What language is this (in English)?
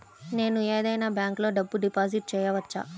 Telugu